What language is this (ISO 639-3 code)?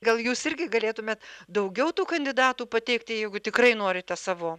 lit